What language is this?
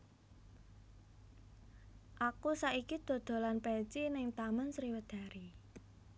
Javanese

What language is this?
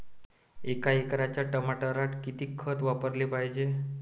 Marathi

